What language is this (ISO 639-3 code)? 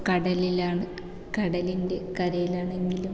mal